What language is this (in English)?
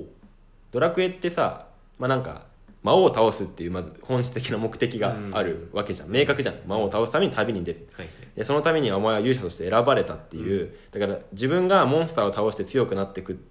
Japanese